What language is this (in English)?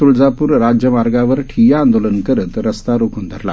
Marathi